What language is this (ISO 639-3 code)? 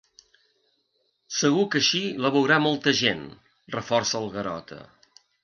cat